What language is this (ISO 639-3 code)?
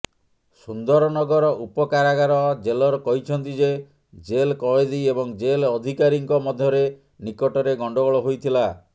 ori